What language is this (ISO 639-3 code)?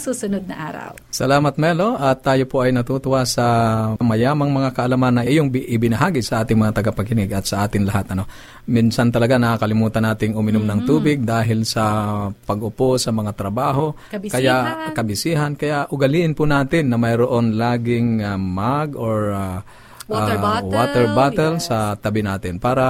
fil